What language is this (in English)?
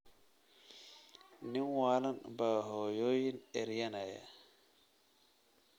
Somali